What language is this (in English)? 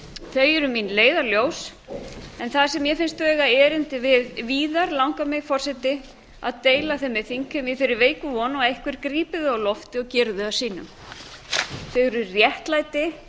Icelandic